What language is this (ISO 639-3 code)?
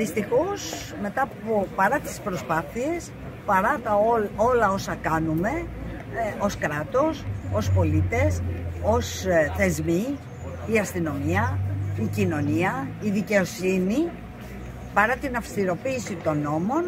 ell